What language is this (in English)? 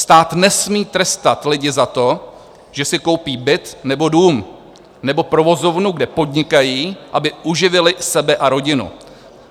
Czech